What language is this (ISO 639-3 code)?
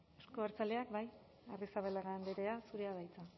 eus